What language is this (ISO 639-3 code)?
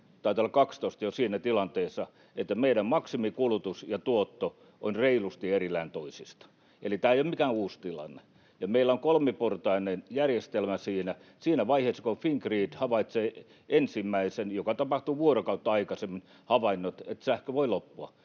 fin